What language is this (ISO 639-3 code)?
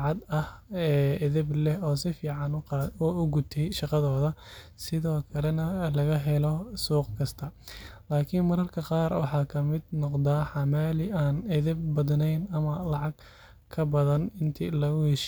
som